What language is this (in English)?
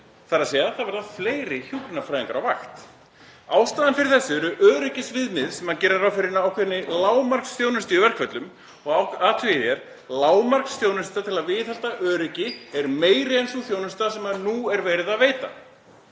Icelandic